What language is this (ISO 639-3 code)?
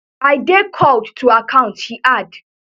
pcm